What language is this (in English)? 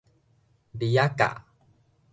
Min Nan Chinese